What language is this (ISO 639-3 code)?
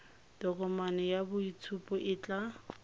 tsn